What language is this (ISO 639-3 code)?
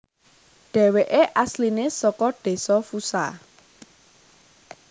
jav